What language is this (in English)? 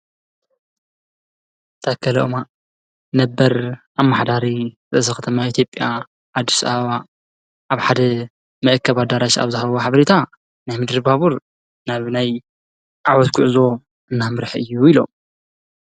Tigrinya